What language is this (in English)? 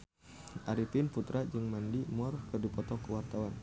Sundanese